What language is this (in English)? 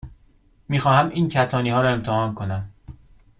Persian